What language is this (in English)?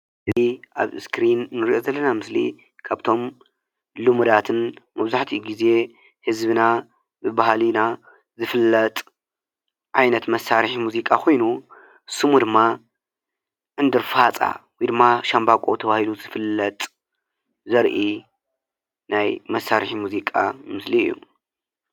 Tigrinya